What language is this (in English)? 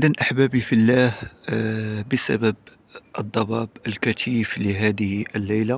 Arabic